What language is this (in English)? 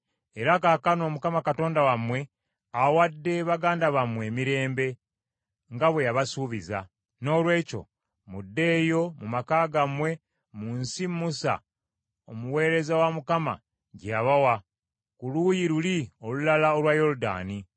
Ganda